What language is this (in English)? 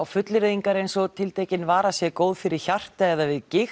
Icelandic